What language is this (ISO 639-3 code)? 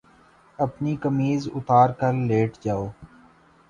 urd